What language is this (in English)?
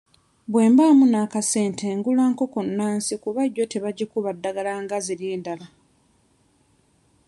Ganda